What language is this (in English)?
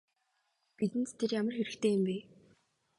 Mongolian